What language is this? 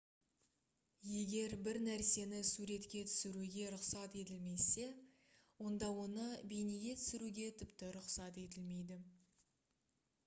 Kazakh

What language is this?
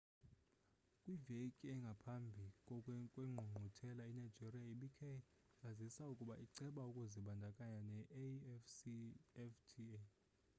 Xhosa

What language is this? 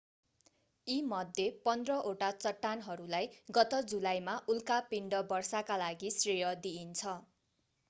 Nepali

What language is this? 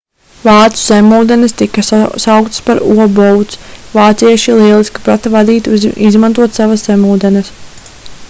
Latvian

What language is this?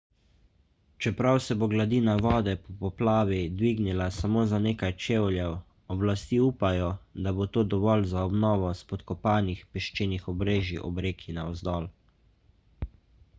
Slovenian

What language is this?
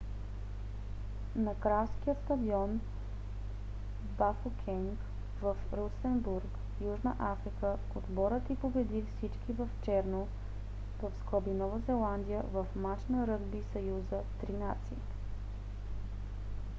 Bulgarian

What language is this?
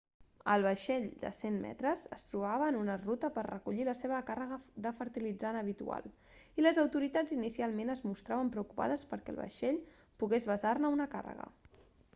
Catalan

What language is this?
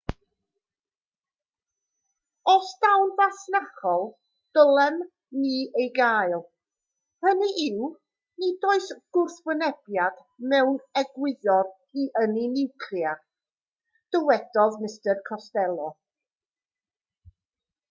Welsh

